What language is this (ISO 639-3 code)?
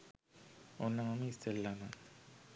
sin